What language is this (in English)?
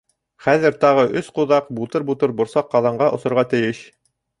Bashkir